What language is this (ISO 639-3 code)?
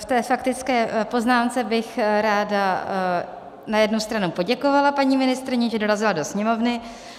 ces